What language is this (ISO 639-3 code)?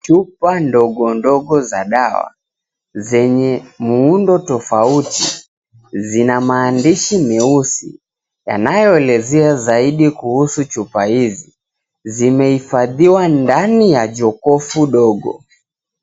swa